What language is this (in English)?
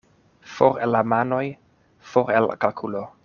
Esperanto